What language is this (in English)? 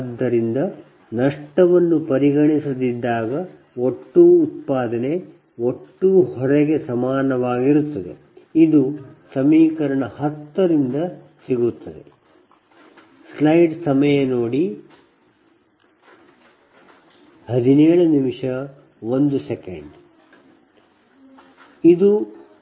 Kannada